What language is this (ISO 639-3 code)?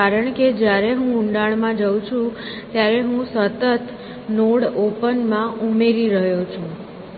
guj